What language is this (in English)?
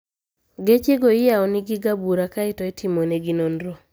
Luo (Kenya and Tanzania)